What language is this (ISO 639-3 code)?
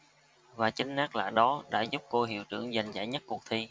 vie